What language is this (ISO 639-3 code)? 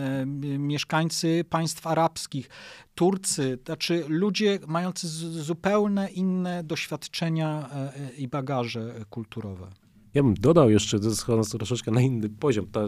pol